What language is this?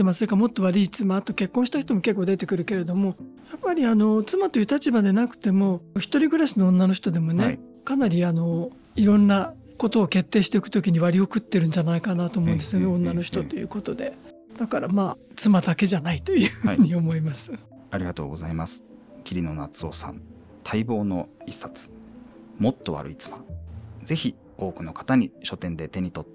Japanese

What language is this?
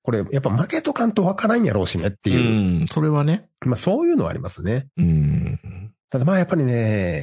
Japanese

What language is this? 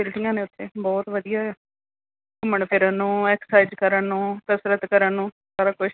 Punjabi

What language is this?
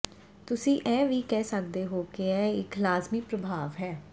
Punjabi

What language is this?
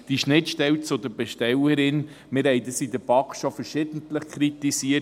Swiss German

